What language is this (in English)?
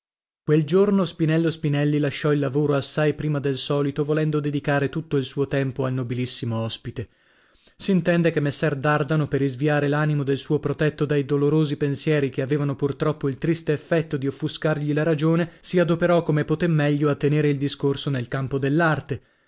Italian